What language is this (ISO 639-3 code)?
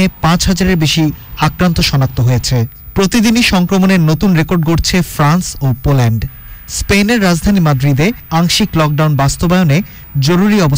hin